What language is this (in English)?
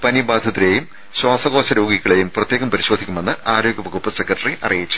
Malayalam